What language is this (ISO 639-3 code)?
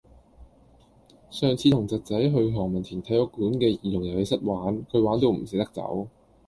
yue